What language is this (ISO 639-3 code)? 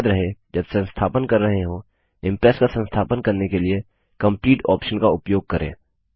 hin